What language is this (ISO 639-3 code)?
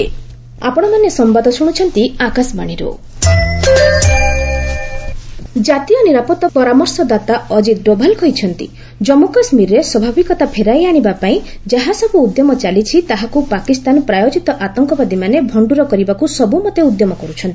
ori